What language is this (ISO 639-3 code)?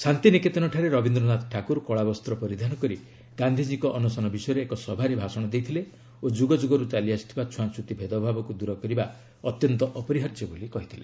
ori